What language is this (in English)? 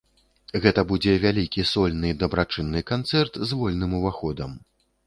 Belarusian